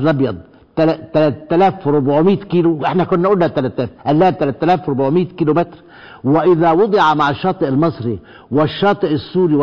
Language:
Arabic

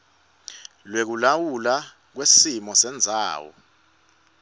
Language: Swati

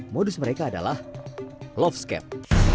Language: Indonesian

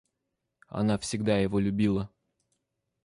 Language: Russian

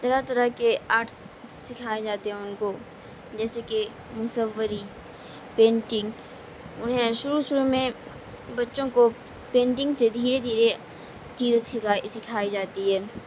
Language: Urdu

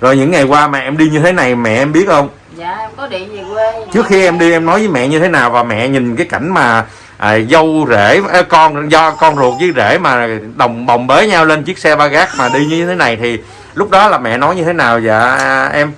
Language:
Vietnamese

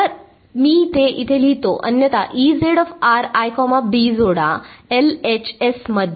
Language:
Marathi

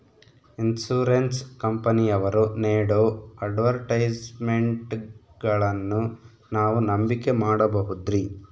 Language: Kannada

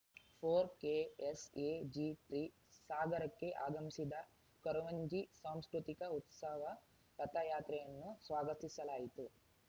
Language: Kannada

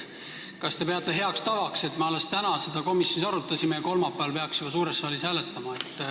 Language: Estonian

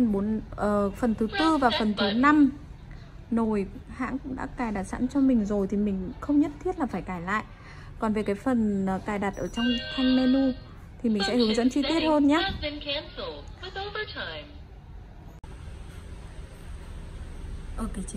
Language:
Vietnamese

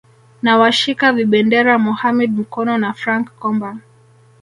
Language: Swahili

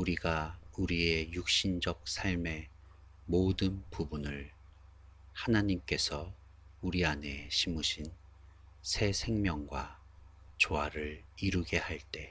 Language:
Korean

